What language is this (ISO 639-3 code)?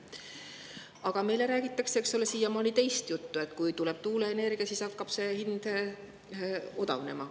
est